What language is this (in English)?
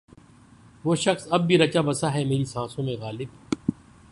Urdu